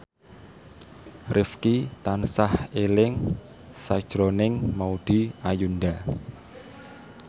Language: Javanese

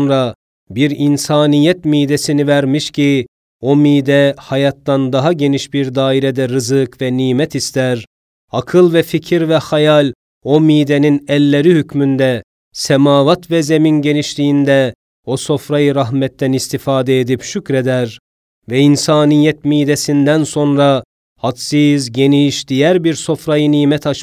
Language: Turkish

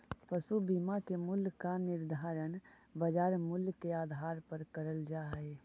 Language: Magahi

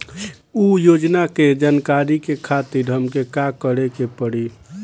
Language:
Bhojpuri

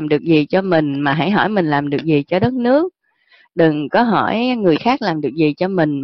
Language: Vietnamese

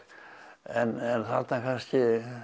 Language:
Icelandic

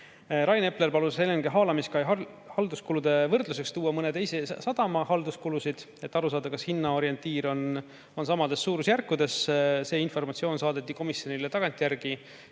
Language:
Estonian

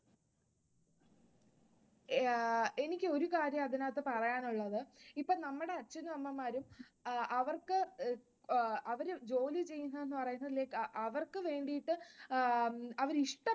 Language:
Malayalam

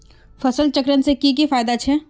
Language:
Magahi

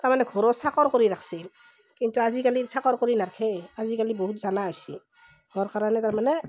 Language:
Assamese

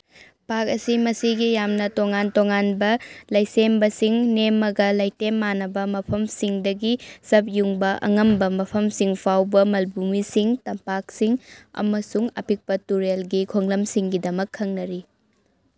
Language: Manipuri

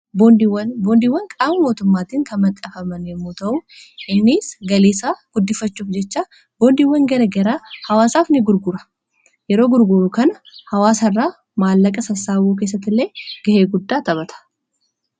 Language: Oromo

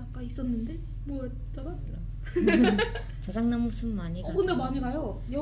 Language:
Korean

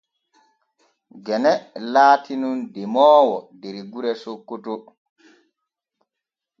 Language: Borgu Fulfulde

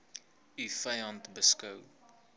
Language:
Afrikaans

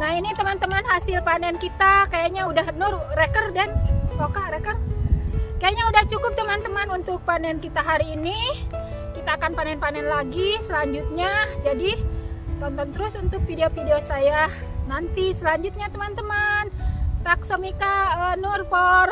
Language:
Indonesian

